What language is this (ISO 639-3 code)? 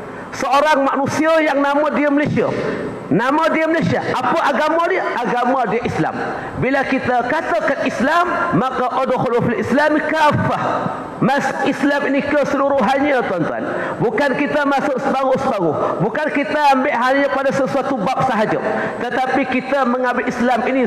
msa